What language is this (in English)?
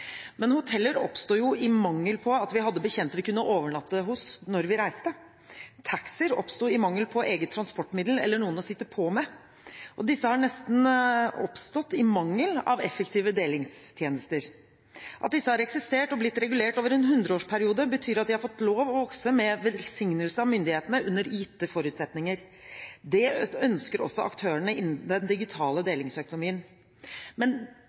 Norwegian Bokmål